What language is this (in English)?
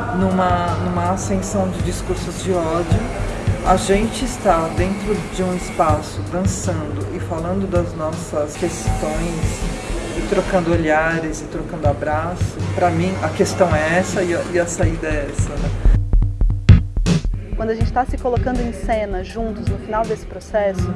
Portuguese